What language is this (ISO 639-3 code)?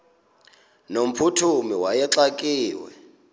xho